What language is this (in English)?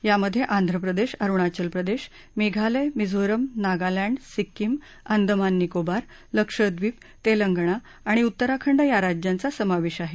Marathi